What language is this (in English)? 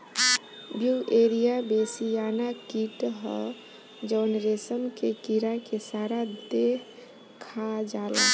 Bhojpuri